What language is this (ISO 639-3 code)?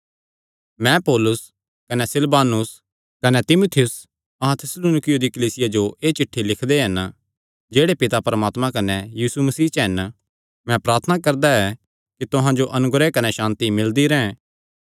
xnr